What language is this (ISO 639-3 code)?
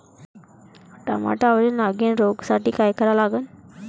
mar